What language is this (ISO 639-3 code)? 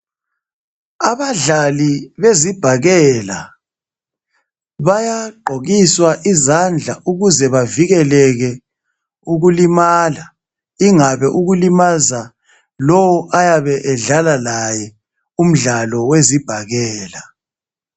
nde